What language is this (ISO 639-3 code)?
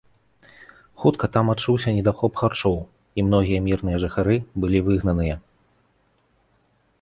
bel